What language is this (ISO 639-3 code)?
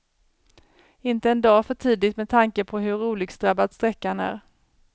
swe